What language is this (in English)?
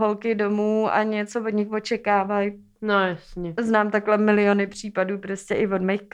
Czech